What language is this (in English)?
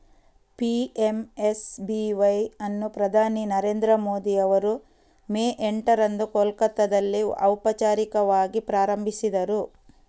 Kannada